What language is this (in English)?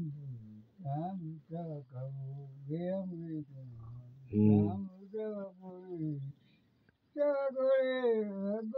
Arabic